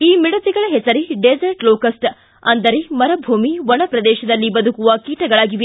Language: Kannada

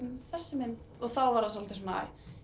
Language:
Icelandic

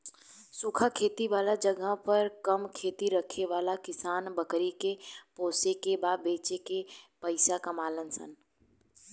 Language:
Bhojpuri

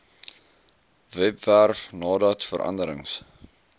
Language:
Afrikaans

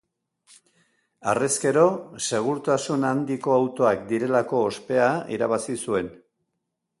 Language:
Basque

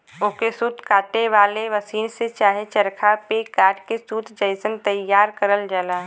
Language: Bhojpuri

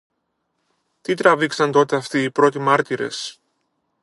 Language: Greek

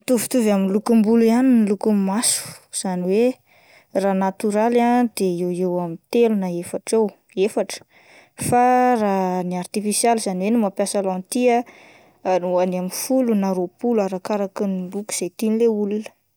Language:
Malagasy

